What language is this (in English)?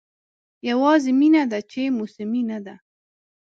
Pashto